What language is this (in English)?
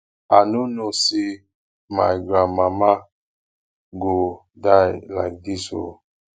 Nigerian Pidgin